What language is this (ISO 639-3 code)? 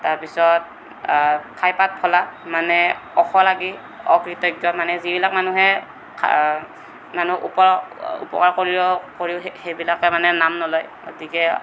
asm